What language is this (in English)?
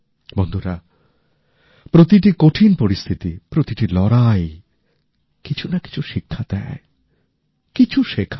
Bangla